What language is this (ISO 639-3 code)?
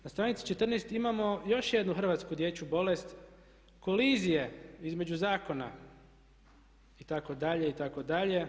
hrv